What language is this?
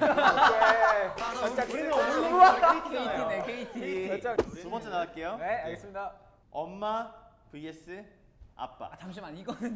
Korean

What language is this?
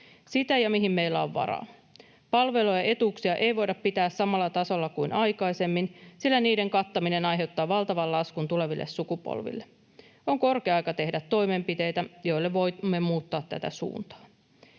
Finnish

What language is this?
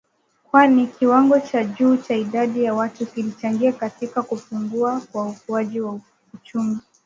Swahili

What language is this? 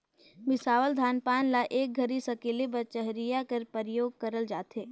Chhattisgarhi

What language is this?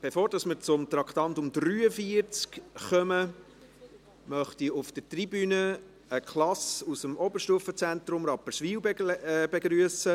Swiss German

